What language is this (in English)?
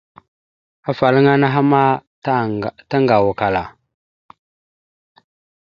Mada (Cameroon)